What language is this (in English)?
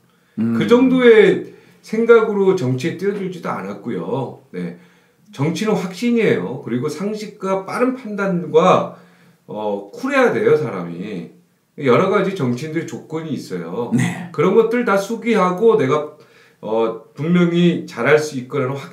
Korean